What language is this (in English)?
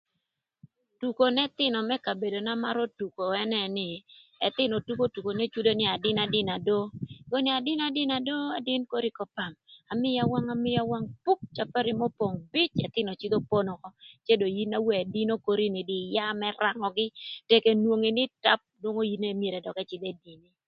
Thur